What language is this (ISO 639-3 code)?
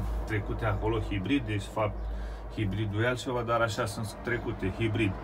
ron